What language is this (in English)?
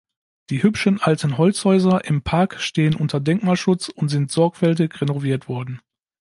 German